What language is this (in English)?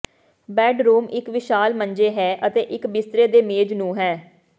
Punjabi